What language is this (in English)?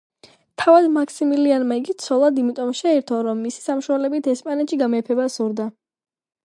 Georgian